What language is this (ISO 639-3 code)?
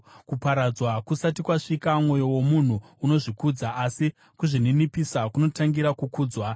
sna